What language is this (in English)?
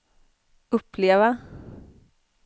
Swedish